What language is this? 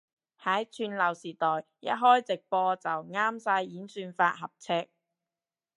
Cantonese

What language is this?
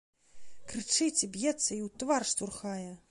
Belarusian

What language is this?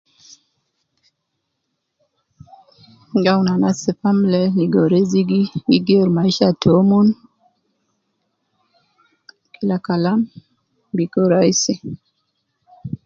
Nubi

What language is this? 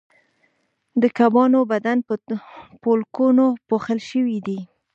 Pashto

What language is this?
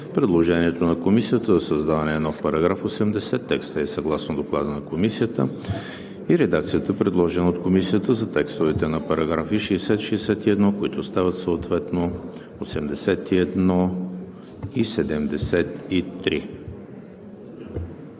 Bulgarian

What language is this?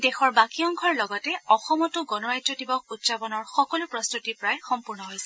Assamese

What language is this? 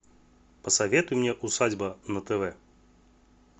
Russian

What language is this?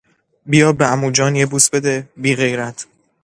Persian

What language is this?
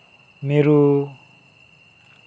Santali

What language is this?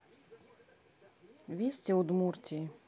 Russian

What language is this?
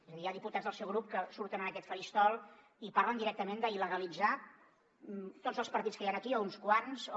Catalan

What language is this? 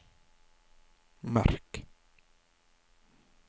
Norwegian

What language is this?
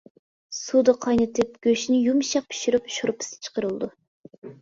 Uyghur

